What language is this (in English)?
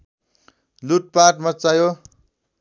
Nepali